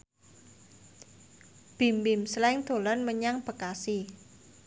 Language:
Javanese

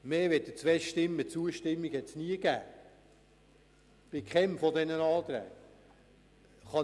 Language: Swiss German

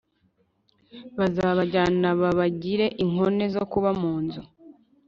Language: Kinyarwanda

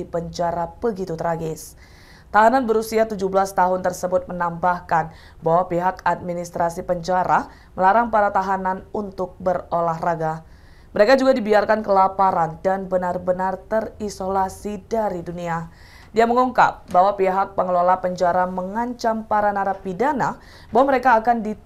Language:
Indonesian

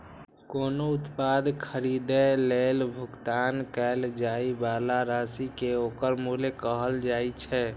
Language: Maithili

